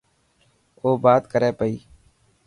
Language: Dhatki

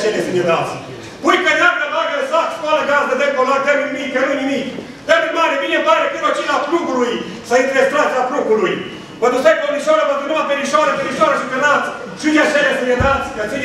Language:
Romanian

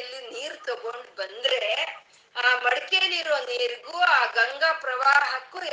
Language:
Kannada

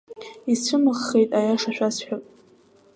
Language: Abkhazian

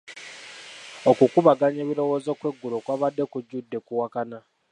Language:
Ganda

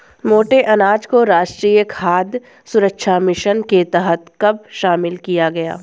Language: Hindi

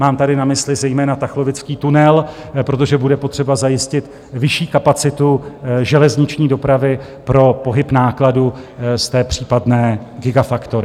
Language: Czech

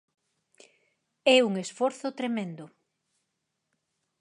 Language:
Galician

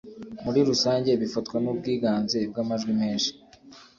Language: Kinyarwanda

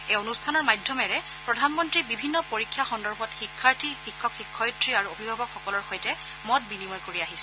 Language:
Assamese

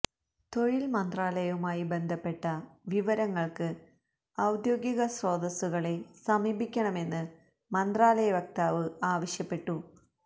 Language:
Malayalam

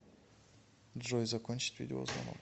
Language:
Russian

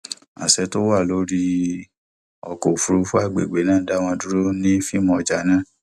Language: Yoruba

